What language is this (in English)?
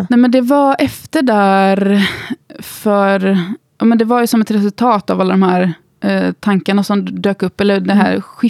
Swedish